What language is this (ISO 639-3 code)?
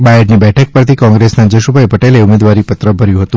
guj